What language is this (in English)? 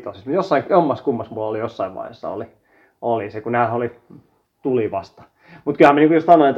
Finnish